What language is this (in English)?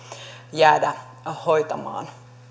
Finnish